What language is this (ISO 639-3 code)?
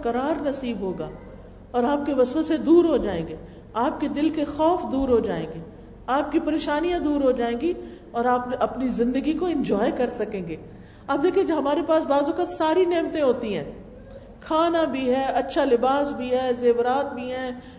urd